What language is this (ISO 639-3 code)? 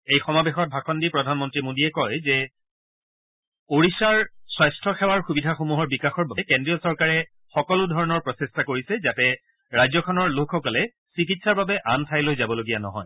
asm